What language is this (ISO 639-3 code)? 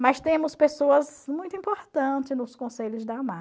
por